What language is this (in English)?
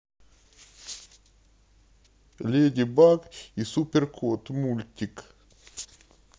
Russian